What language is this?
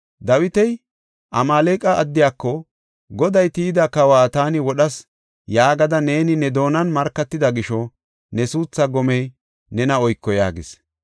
Gofa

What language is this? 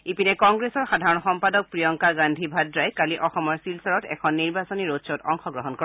Assamese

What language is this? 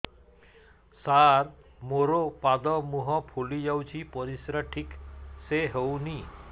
Odia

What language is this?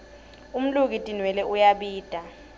Swati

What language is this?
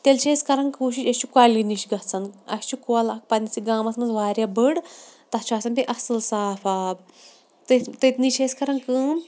Kashmiri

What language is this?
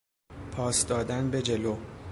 Persian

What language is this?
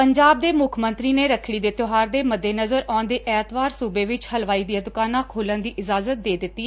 Punjabi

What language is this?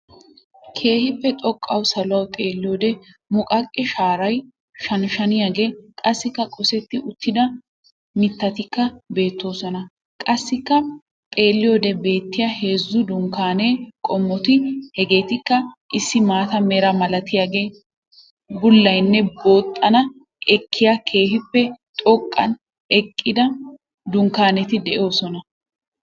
Wolaytta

